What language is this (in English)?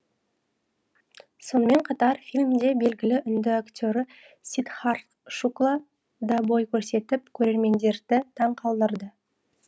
Kazakh